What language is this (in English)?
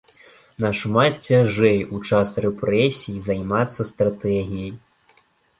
Belarusian